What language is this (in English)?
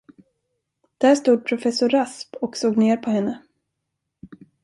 Swedish